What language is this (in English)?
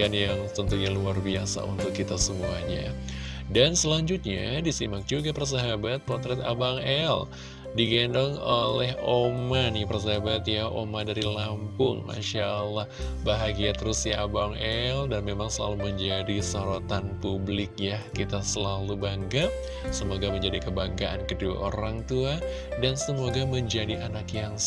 Indonesian